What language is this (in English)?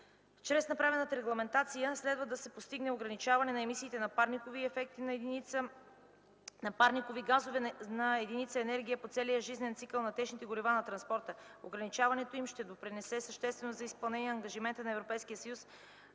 Bulgarian